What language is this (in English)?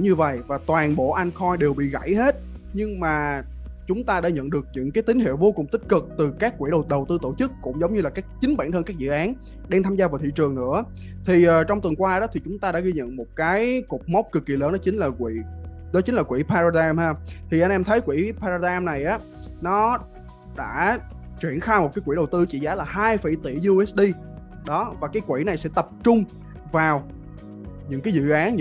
Vietnamese